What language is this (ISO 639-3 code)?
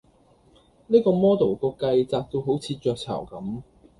yue